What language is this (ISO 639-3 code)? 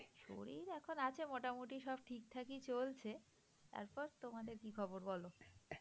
ben